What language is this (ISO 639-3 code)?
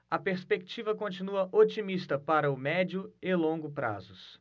por